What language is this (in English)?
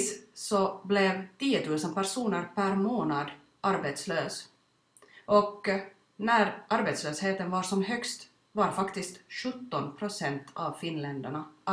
Swedish